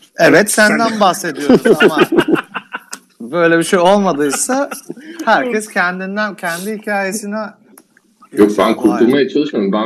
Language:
Turkish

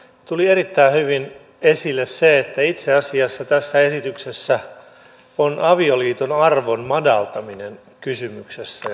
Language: Finnish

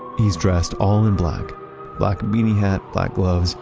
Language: English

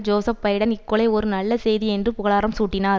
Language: Tamil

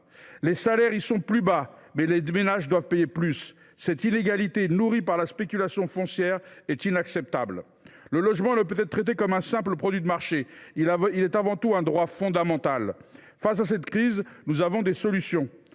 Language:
French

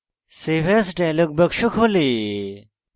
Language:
Bangla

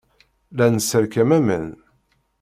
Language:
Kabyle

